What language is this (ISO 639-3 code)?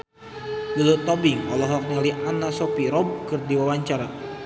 sun